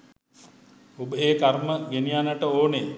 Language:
Sinhala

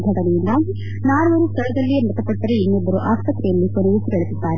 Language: Kannada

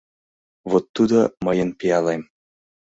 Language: Mari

